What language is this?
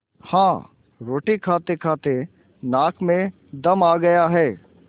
Hindi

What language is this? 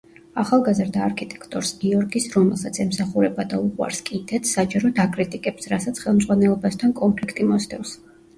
Georgian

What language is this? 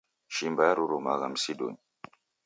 Taita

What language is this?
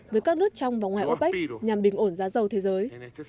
Vietnamese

